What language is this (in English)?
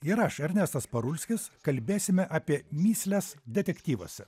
Lithuanian